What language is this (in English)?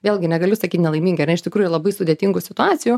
Lithuanian